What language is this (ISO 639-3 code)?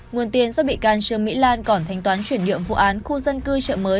vie